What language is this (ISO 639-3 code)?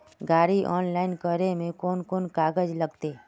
mag